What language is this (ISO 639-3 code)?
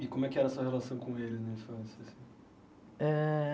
por